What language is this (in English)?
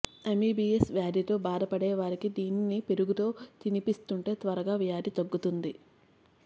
Telugu